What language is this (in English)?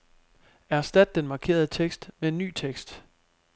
Danish